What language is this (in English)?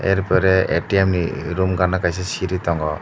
Kok Borok